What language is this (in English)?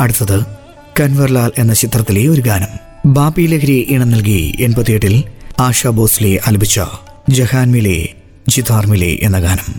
Malayalam